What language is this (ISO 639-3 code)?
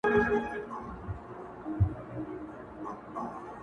pus